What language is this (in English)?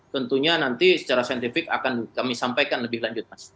Indonesian